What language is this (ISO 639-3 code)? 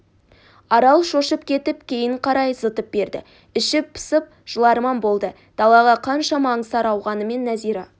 kaz